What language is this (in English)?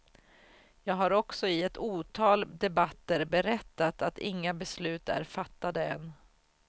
Swedish